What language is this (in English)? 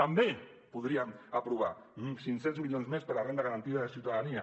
Catalan